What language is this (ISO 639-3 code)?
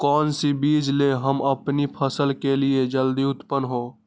mag